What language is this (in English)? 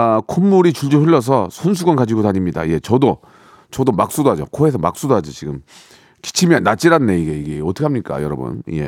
Korean